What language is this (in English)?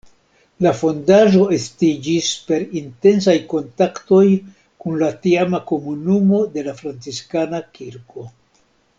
Esperanto